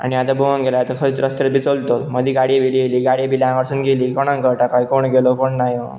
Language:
Konkani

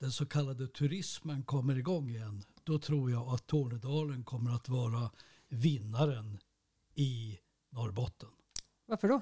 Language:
Swedish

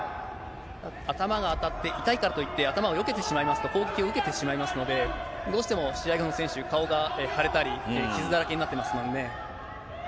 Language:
Japanese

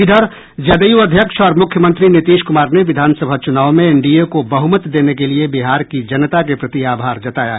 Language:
Hindi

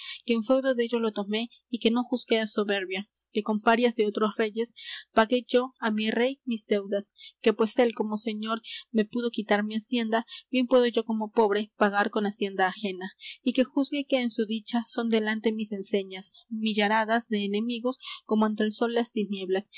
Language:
Spanish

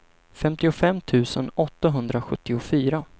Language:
Swedish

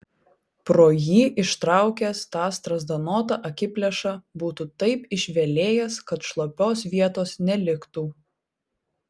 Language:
Lithuanian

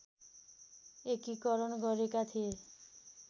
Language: Nepali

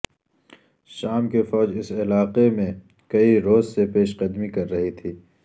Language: Urdu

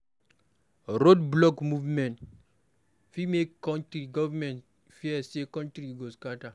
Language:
Nigerian Pidgin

